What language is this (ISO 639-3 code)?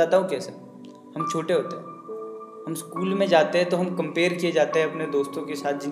hin